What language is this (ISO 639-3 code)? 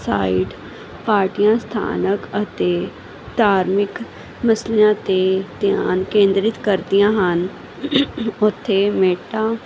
pan